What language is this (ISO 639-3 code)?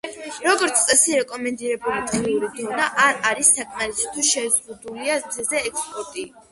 kat